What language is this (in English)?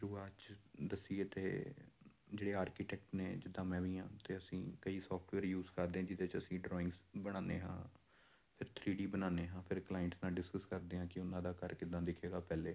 Punjabi